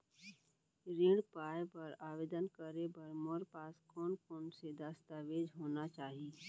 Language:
Chhattisgarhi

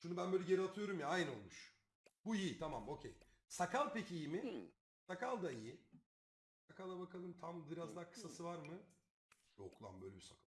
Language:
Turkish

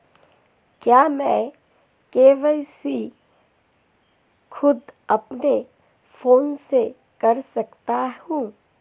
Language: Hindi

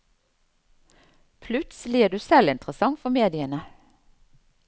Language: Norwegian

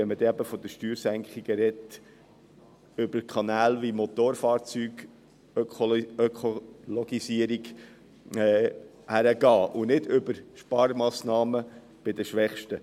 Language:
Swiss German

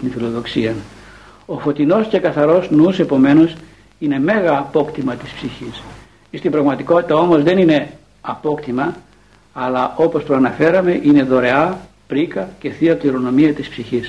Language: Greek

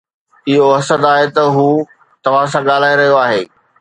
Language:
Sindhi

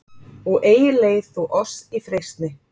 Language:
Icelandic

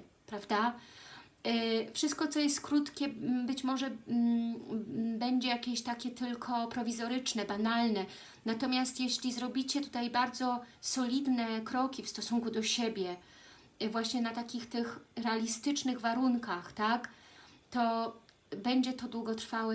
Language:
Polish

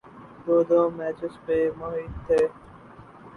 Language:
Urdu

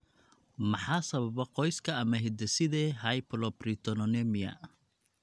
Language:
Somali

